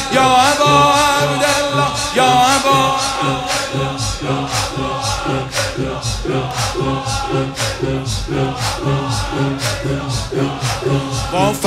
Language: Persian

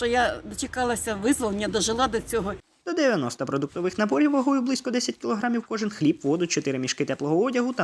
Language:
Ukrainian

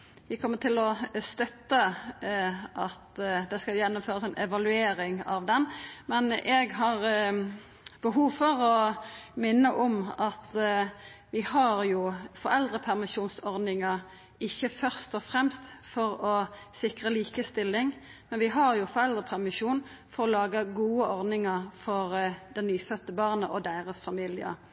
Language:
Norwegian Nynorsk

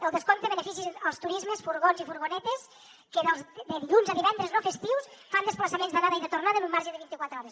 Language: Catalan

